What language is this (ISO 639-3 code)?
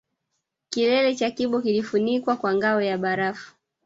swa